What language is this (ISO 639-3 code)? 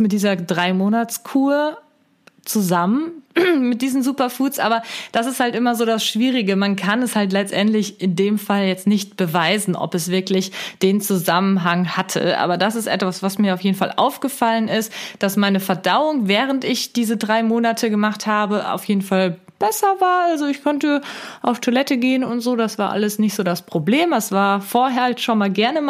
deu